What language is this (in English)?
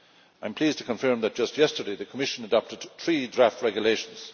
English